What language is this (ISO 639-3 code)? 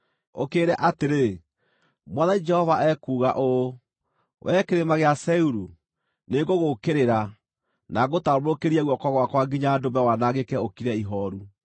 kik